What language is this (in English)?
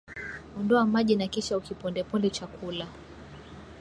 Swahili